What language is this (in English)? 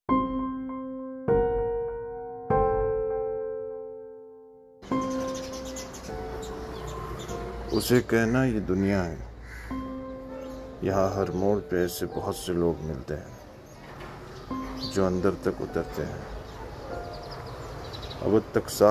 Urdu